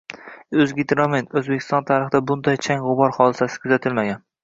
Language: Uzbek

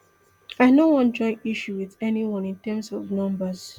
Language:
Nigerian Pidgin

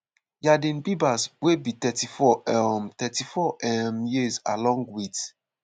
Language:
Nigerian Pidgin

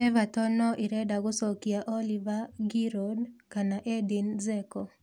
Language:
Kikuyu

